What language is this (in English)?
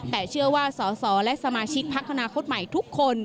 Thai